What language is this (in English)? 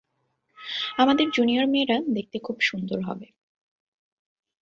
Bangla